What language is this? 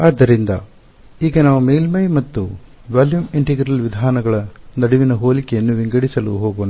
Kannada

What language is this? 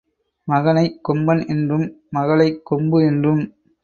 Tamil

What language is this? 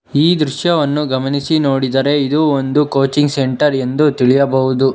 Kannada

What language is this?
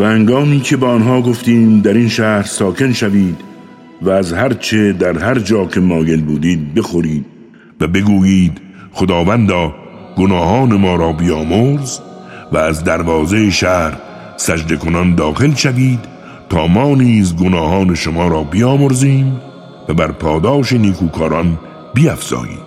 Persian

